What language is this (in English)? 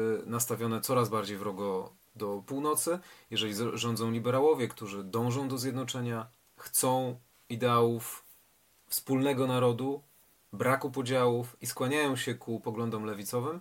Polish